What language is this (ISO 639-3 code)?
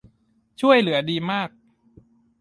tha